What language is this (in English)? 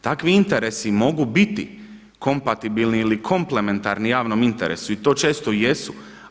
Croatian